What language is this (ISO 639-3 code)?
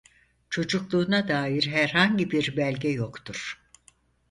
tur